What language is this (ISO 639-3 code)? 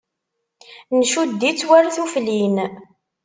kab